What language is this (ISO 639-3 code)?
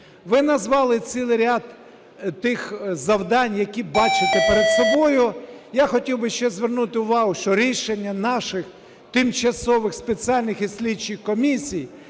ukr